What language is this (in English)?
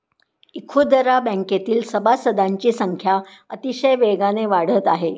Marathi